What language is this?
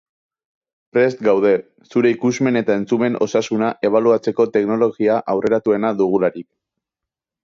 Basque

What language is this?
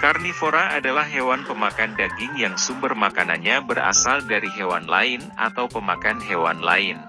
Indonesian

